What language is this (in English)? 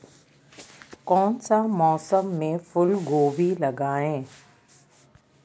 Magahi